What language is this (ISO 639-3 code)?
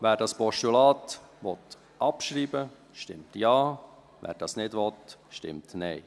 gsw